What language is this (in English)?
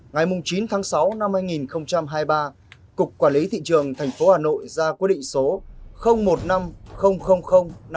Vietnamese